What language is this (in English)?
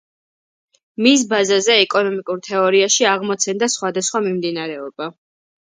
Georgian